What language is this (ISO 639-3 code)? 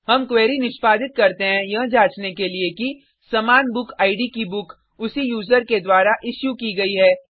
hin